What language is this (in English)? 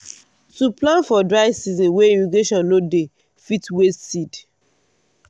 Nigerian Pidgin